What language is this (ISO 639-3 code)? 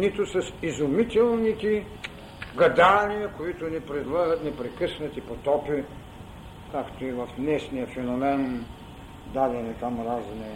bul